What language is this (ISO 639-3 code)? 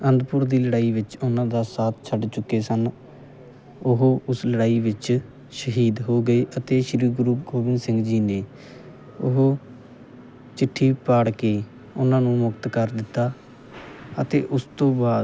pan